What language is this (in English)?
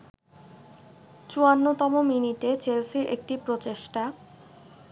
Bangla